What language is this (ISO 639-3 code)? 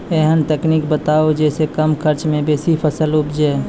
mai